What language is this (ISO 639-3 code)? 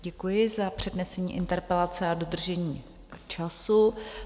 ces